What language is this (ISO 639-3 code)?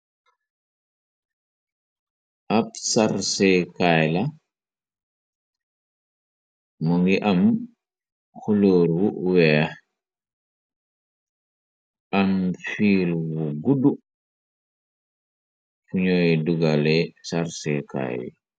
wol